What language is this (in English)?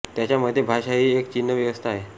Marathi